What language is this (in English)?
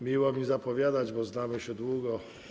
Polish